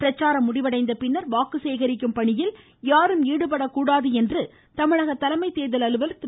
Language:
Tamil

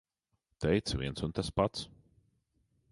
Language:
Latvian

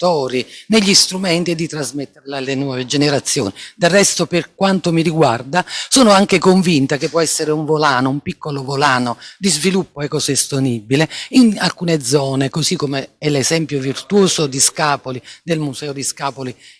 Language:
Italian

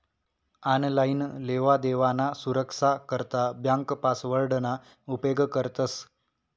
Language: Marathi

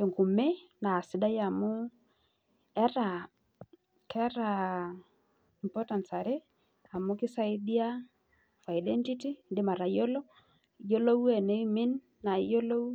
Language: Masai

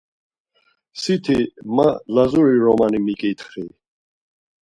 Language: Laz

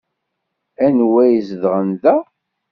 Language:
Kabyle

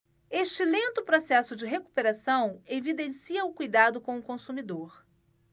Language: Portuguese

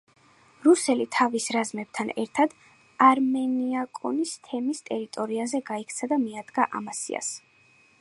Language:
Georgian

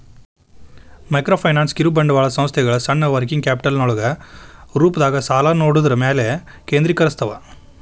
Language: Kannada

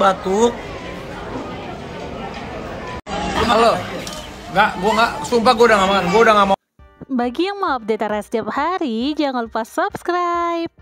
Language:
Indonesian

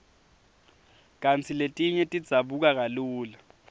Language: Swati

